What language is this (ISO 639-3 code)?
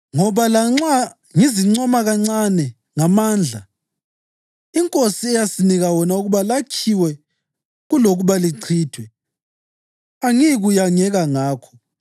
nde